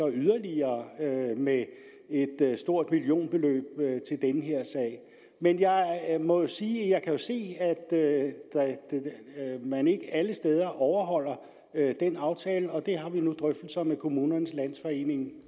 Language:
Danish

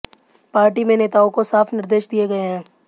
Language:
Hindi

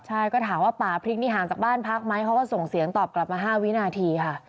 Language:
Thai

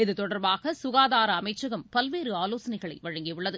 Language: Tamil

